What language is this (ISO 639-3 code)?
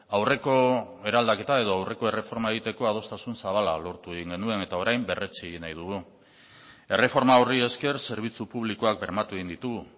eus